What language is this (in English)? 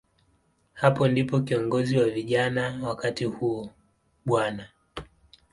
Swahili